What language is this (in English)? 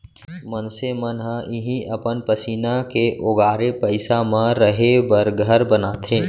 Chhattisgarhi